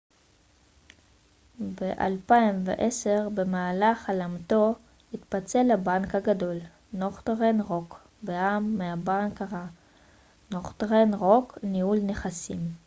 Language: Hebrew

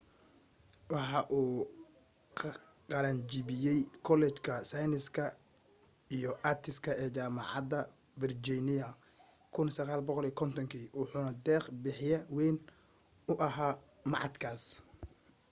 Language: Somali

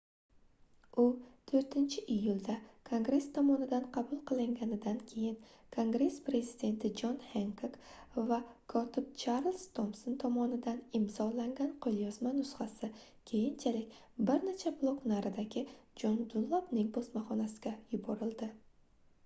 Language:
Uzbek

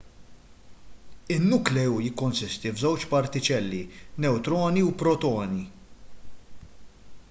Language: Maltese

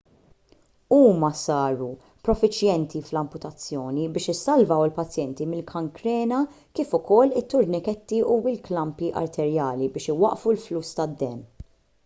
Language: Maltese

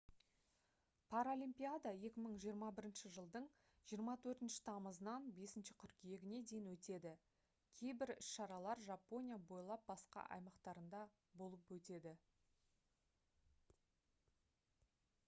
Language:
Kazakh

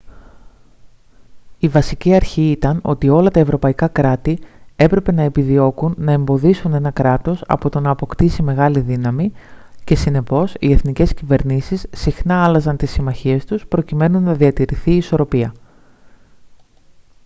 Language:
Greek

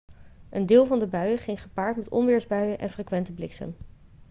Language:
Dutch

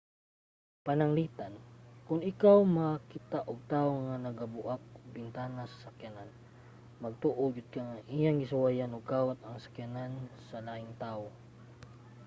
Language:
Cebuano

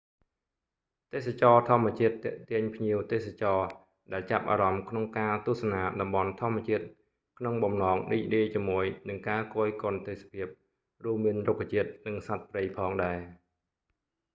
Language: Khmer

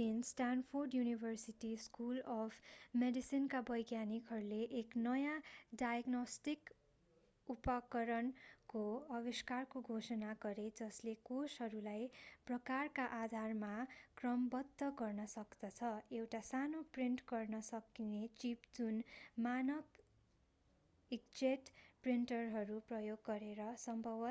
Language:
Nepali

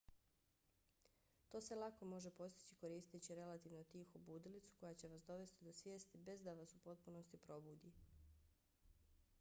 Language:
Bosnian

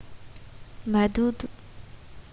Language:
Sindhi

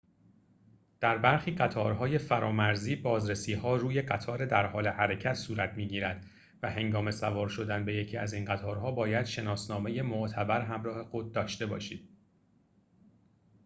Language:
Persian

